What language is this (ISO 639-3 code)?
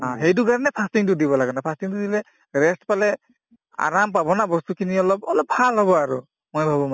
asm